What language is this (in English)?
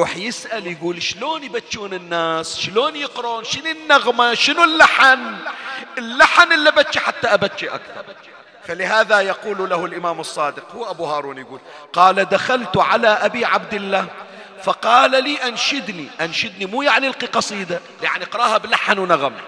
Arabic